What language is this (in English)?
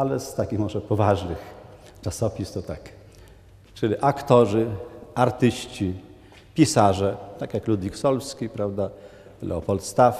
Polish